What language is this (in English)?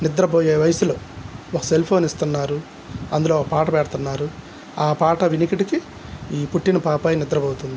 Telugu